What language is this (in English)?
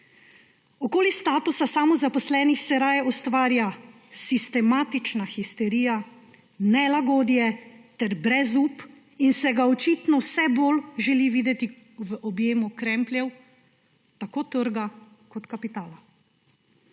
Slovenian